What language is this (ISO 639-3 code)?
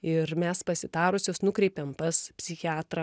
lit